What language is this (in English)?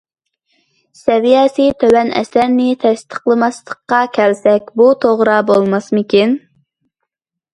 Uyghur